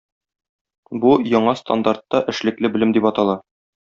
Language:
Tatar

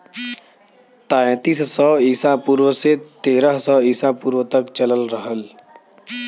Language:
Bhojpuri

